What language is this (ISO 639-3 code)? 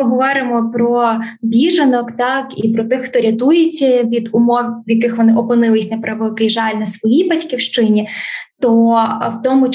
ukr